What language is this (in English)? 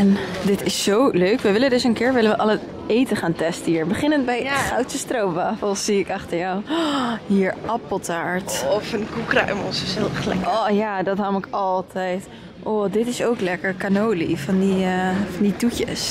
Dutch